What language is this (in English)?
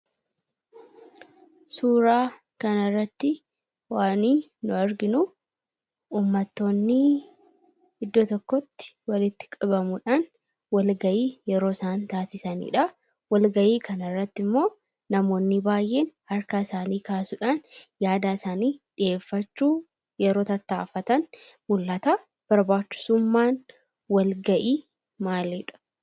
Oromo